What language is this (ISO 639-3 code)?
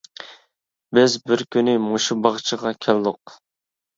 uig